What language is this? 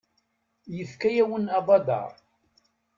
Kabyle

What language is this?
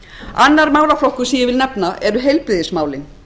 Icelandic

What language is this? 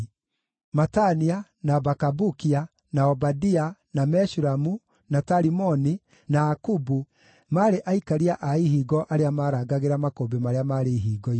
Kikuyu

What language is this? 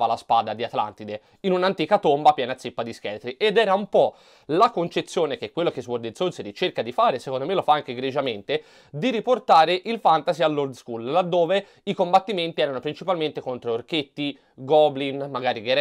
Italian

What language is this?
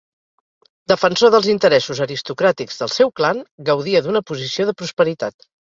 Catalan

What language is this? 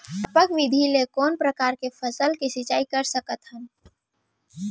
Chhattisgarhi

